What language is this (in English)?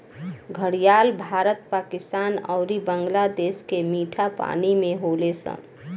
Bhojpuri